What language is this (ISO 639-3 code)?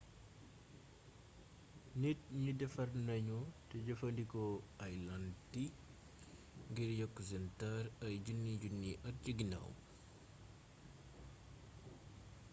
wol